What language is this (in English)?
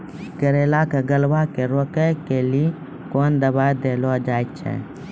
Maithili